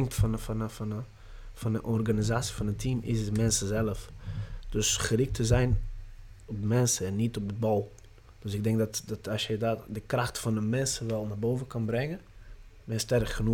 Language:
Dutch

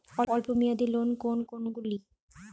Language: Bangla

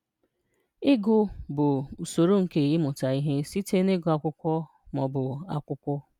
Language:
Igbo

